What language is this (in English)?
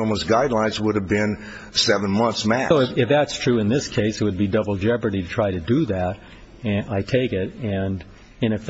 English